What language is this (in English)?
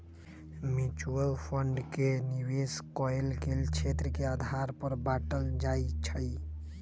Magahi